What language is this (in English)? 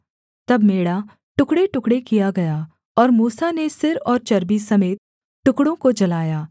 Hindi